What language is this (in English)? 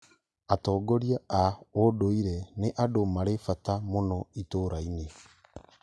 Kikuyu